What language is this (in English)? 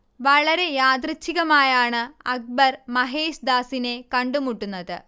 Malayalam